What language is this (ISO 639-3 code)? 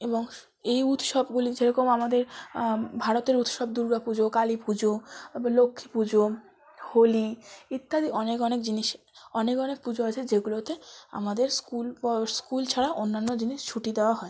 ben